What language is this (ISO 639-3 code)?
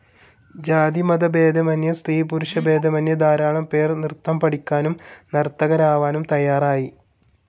mal